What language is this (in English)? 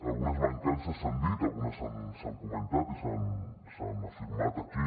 Catalan